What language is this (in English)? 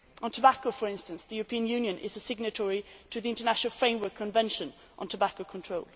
English